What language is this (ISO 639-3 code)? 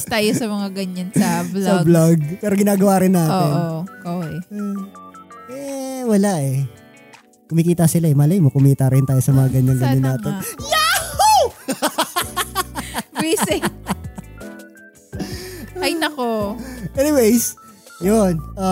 fil